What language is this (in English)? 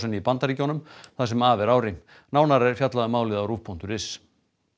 Icelandic